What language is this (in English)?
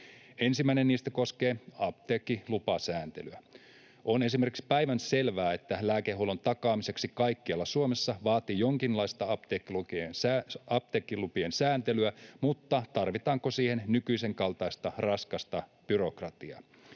Finnish